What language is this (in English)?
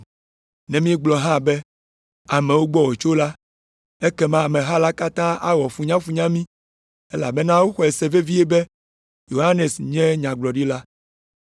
Ewe